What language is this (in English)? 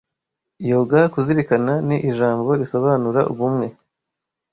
Kinyarwanda